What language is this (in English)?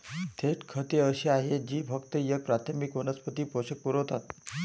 Marathi